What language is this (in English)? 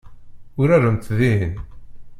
Kabyle